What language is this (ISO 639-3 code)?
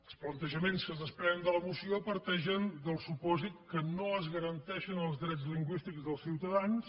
cat